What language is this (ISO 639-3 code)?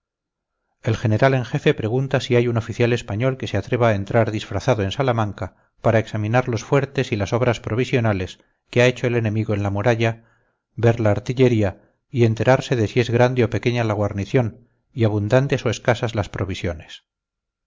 spa